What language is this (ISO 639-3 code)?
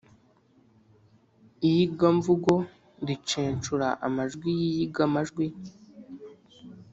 kin